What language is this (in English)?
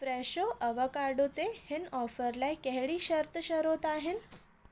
Sindhi